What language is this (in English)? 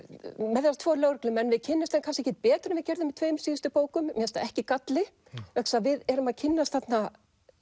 Icelandic